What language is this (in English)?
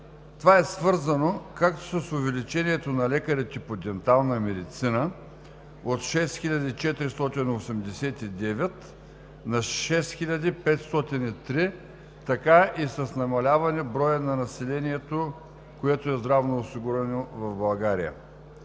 Bulgarian